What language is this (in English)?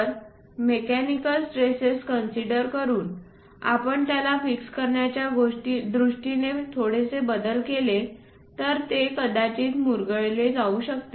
Marathi